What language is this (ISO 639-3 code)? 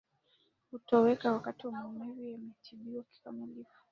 swa